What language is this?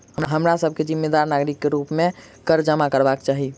Maithili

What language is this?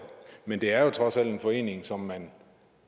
Danish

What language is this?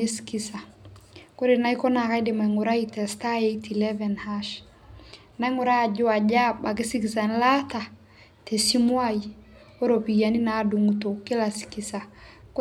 Masai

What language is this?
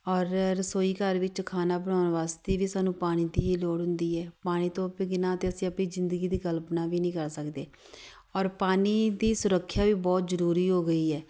Punjabi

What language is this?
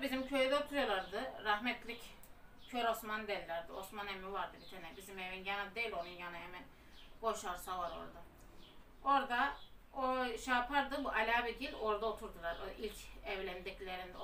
Turkish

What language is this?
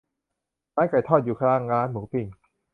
Thai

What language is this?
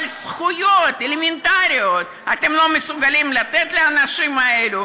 Hebrew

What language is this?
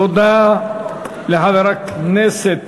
Hebrew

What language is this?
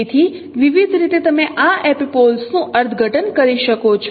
Gujarati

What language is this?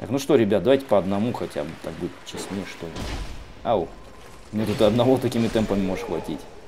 Russian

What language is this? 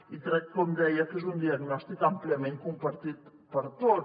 Catalan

